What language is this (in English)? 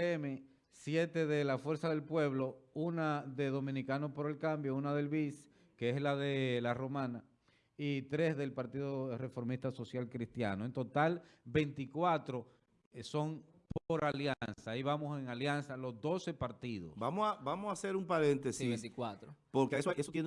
Spanish